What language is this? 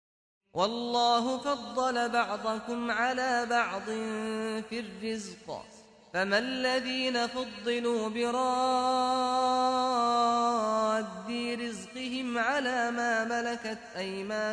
Russian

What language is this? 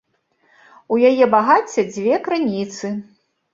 Belarusian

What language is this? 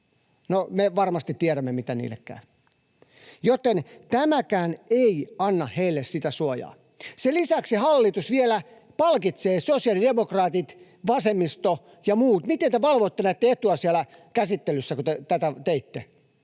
Finnish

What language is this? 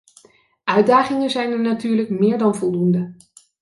Dutch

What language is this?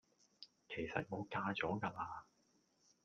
Cantonese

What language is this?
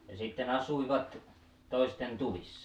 Finnish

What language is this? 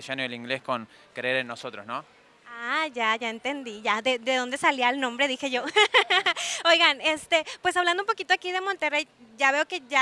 Spanish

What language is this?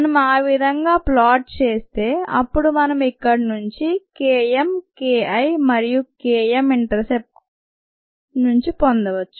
Telugu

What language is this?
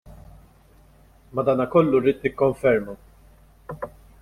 Maltese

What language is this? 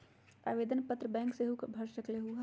Magahi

